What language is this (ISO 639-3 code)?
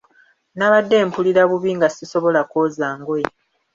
lug